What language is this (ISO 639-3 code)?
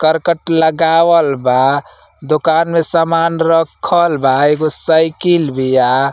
bho